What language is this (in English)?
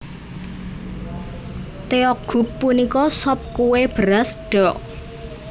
Javanese